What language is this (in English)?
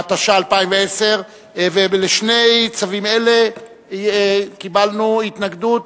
Hebrew